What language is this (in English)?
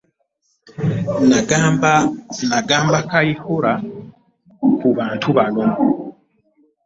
Ganda